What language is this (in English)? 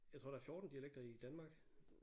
Danish